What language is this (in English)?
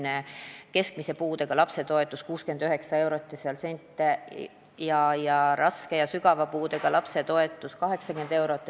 Estonian